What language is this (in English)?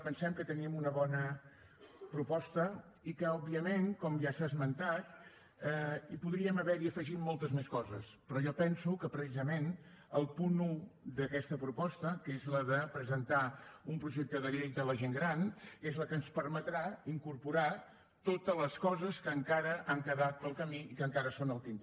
Catalan